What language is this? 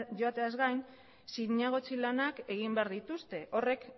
Basque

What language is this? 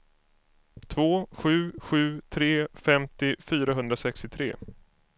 Swedish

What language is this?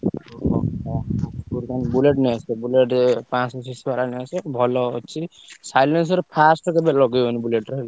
Odia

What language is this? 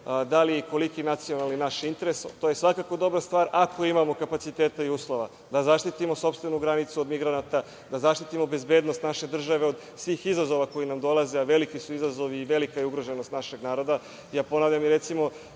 Serbian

